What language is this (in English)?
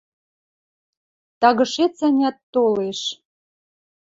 Western Mari